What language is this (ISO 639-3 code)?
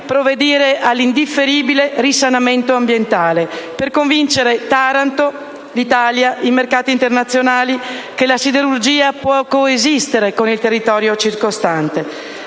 ita